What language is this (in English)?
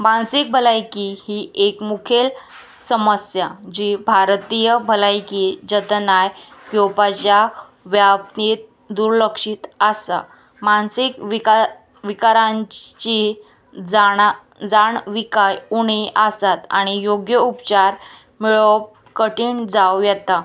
Konkani